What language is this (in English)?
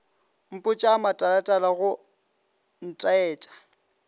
Northern Sotho